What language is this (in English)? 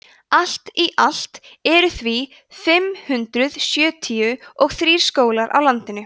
Icelandic